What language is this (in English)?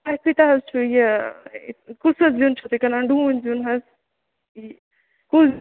Kashmiri